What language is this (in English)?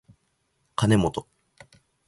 Japanese